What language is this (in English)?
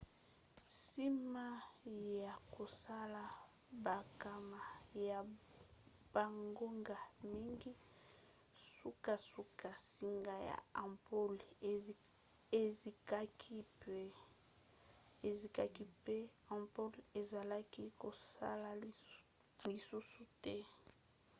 Lingala